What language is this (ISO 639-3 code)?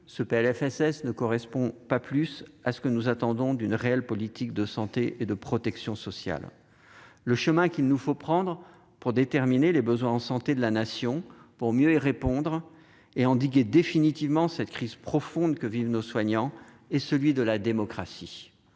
fra